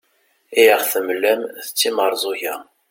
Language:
Kabyle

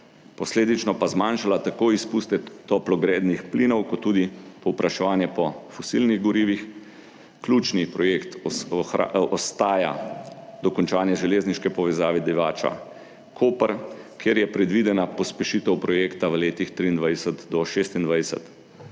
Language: Slovenian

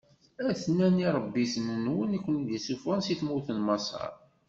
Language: Kabyle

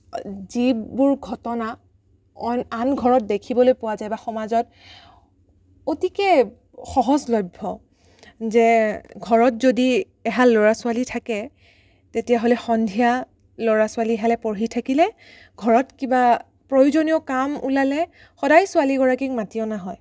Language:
Assamese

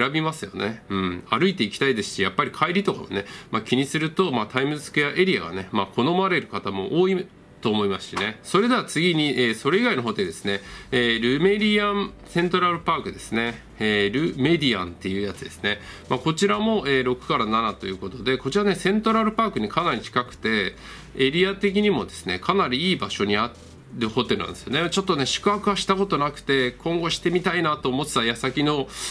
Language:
Japanese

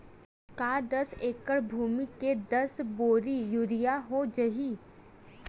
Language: Chhattisgarhi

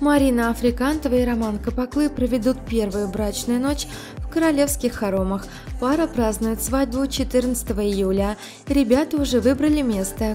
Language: Russian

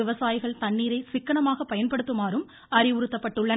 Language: Tamil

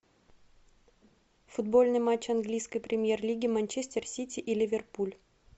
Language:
Russian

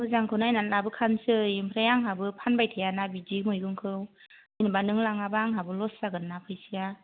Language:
Bodo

